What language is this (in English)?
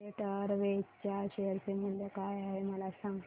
Marathi